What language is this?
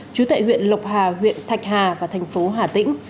Vietnamese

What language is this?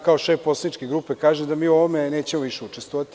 Serbian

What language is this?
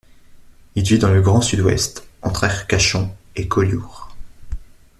French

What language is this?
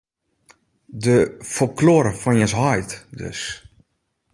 Western Frisian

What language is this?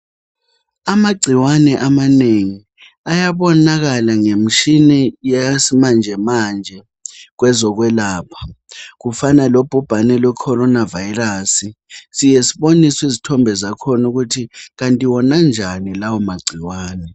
North Ndebele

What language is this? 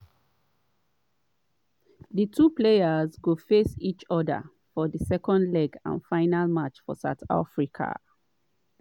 Nigerian Pidgin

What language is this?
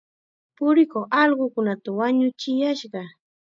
Chiquián Ancash Quechua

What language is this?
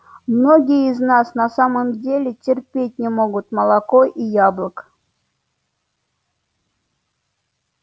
Russian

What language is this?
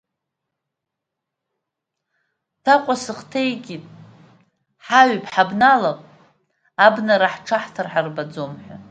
Abkhazian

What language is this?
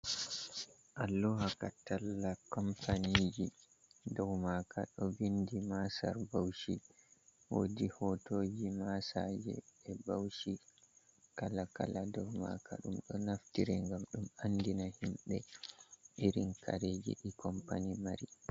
Fula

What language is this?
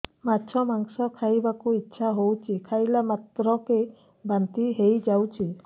Odia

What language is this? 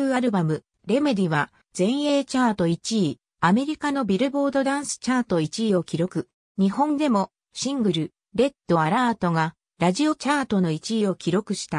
Japanese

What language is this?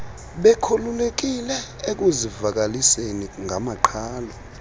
Xhosa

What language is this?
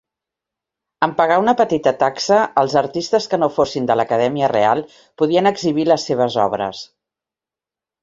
Catalan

